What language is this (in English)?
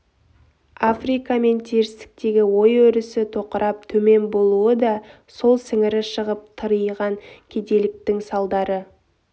Kazakh